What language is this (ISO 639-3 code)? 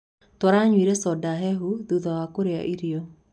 kik